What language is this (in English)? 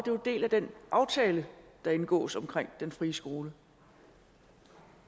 Danish